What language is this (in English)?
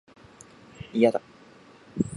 Japanese